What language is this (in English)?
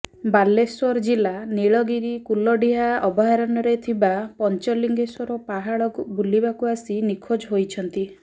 Odia